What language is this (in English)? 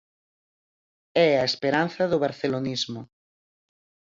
Galician